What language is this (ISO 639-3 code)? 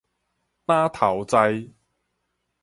nan